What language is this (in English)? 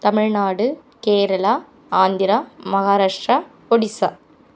Tamil